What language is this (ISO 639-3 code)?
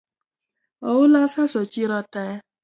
luo